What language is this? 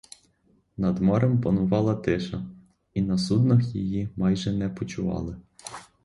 Ukrainian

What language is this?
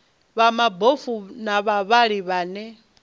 Venda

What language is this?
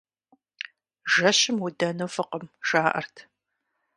Kabardian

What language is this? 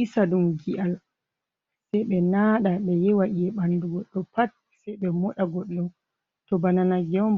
Fula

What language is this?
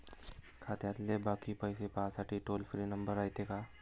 Marathi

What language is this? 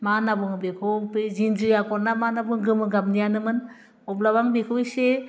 Bodo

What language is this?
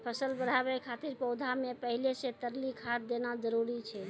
Maithili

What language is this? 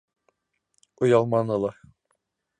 Bashkir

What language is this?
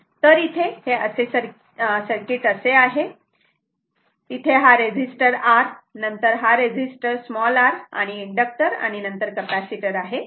Marathi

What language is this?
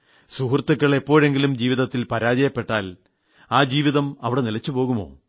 Malayalam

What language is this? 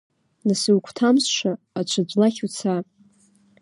Abkhazian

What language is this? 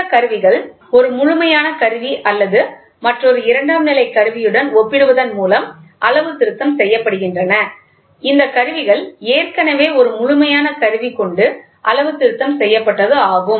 Tamil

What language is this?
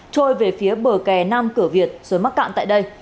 Vietnamese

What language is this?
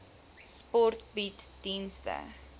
Afrikaans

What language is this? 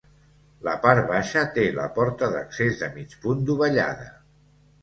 Catalan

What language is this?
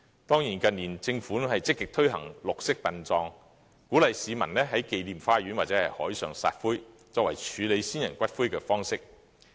Cantonese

